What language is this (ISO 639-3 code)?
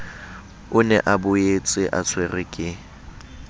sot